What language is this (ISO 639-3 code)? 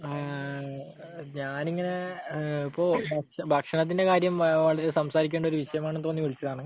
mal